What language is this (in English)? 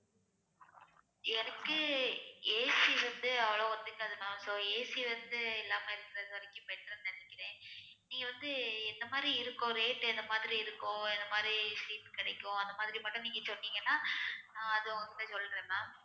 Tamil